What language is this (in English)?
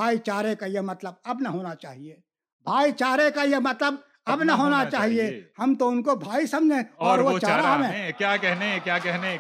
Urdu